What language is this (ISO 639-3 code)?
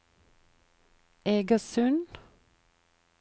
nor